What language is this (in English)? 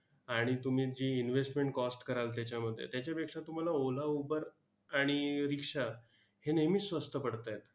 Marathi